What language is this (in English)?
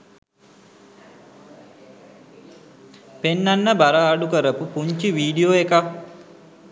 Sinhala